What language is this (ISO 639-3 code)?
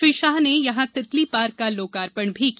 hin